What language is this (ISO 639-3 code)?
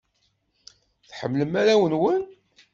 kab